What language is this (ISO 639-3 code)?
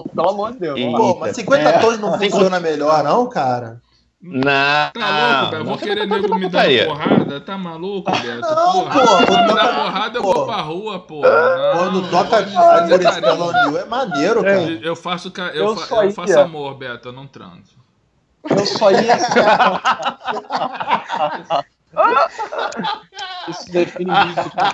por